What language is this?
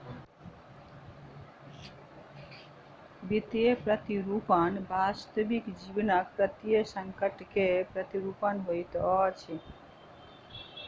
Maithili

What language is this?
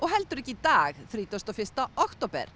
Icelandic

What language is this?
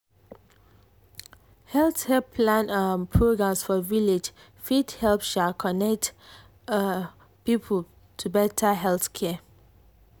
Nigerian Pidgin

